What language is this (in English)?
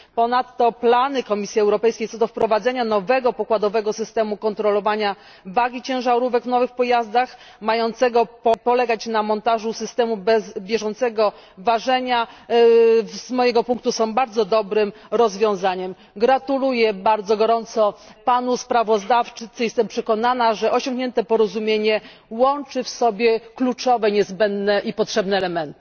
Polish